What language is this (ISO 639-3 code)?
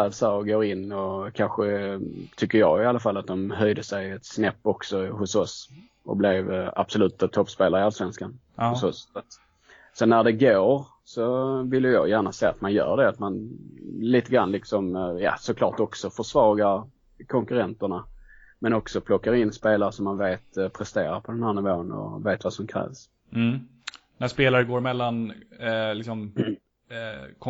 swe